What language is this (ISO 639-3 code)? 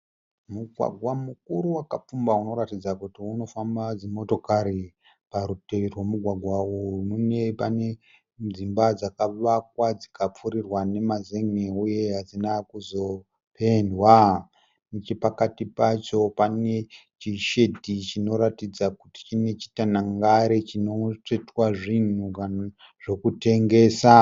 sna